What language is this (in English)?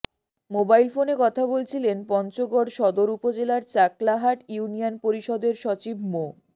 Bangla